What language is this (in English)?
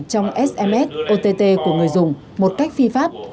Vietnamese